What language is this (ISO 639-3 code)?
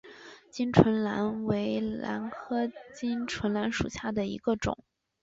zho